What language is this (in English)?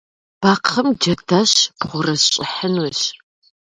Kabardian